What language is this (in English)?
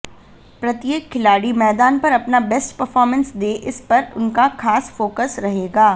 Hindi